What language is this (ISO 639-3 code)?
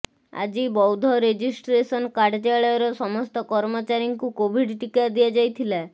ori